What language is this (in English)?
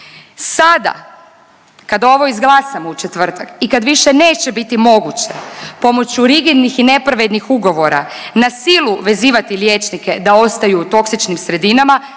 Croatian